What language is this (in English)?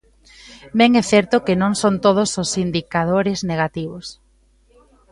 Galician